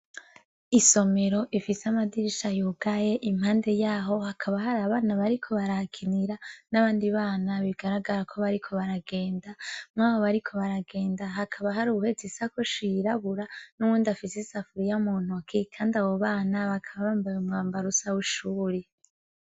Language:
Rundi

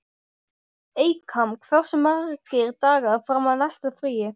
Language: Icelandic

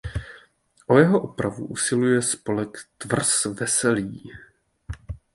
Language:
Czech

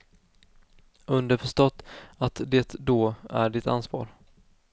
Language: Swedish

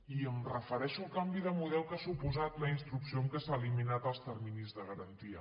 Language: Catalan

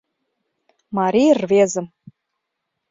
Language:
Mari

